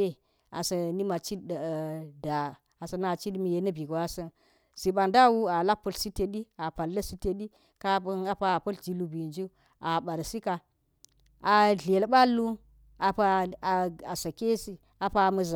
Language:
Geji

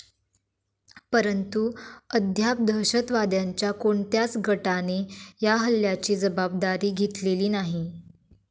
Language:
Marathi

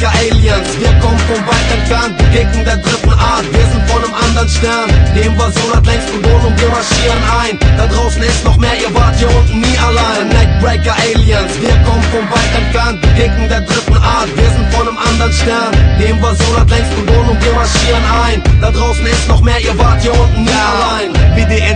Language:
Finnish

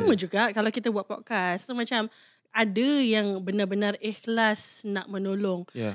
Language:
Malay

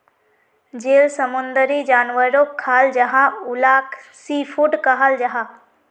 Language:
Magahi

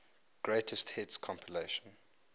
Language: English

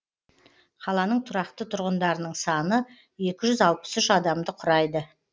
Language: Kazakh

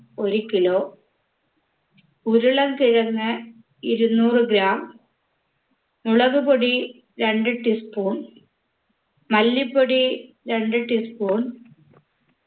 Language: Malayalam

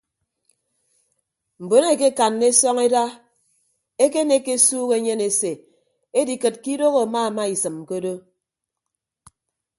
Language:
Ibibio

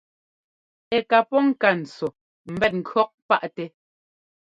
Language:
Ngomba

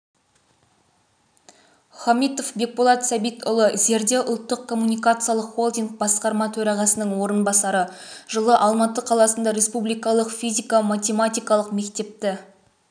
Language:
Kazakh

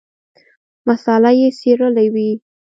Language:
Pashto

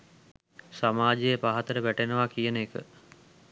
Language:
Sinhala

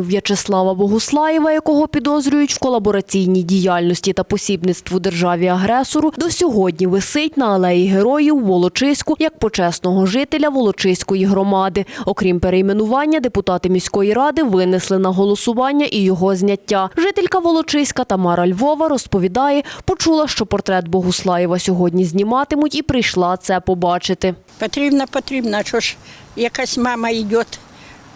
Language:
Ukrainian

